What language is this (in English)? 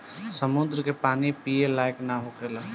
Bhojpuri